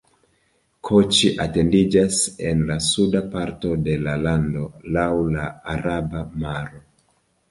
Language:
Esperanto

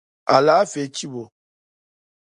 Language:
Dagbani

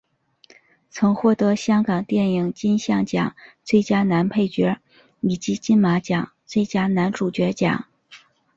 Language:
Chinese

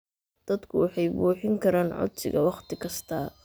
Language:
Somali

